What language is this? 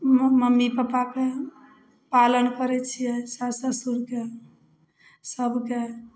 Maithili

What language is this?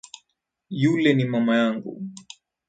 Swahili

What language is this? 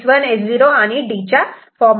Marathi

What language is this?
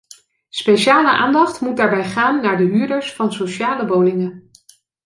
Dutch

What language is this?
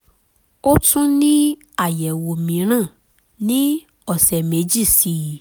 Yoruba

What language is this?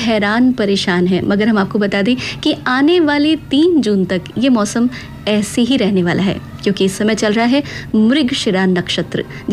Hindi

